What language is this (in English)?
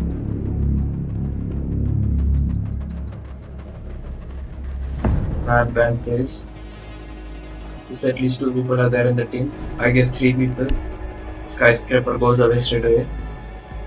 English